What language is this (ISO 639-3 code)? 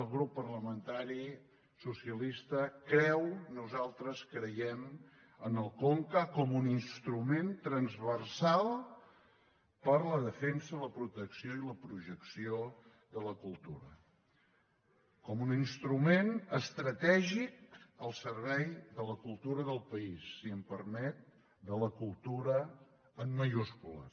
cat